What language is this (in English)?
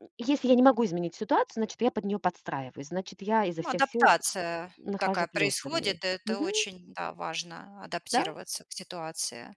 Russian